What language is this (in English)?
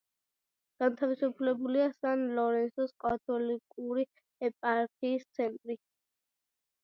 Georgian